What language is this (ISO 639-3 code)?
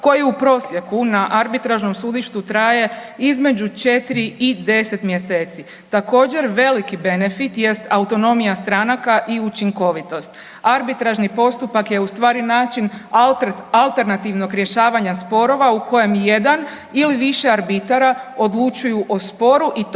hrv